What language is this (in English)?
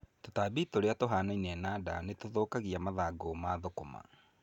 Kikuyu